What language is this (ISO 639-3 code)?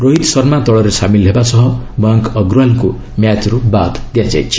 ori